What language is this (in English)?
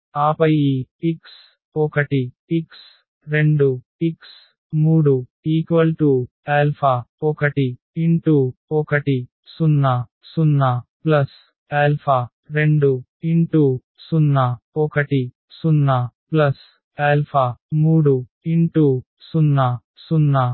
Telugu